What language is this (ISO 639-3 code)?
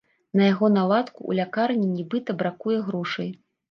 bel